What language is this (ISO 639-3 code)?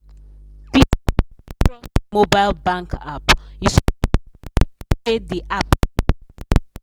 pcm